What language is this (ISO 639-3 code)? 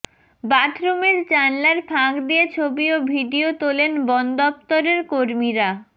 ben